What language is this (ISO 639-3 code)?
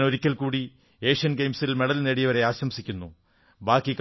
mal